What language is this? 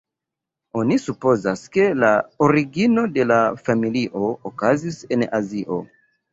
Esperanto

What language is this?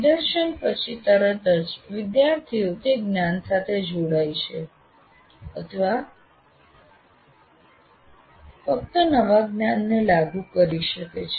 Gujarati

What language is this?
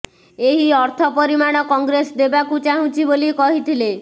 Odia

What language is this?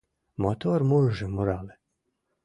Mari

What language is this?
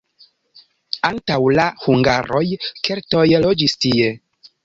Esperanto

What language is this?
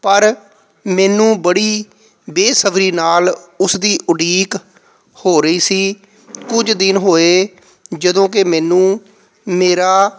Punjabi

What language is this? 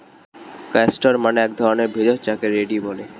Bangla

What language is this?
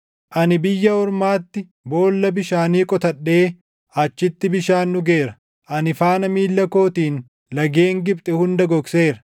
Oromo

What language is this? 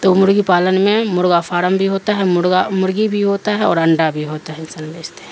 Urdu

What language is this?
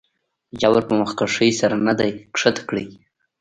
Pashto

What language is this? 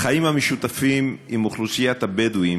Hebrew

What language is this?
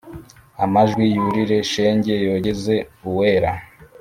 Kinyarwanda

